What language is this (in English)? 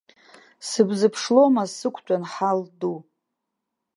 Abkhazian